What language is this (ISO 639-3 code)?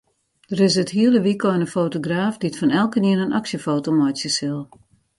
fry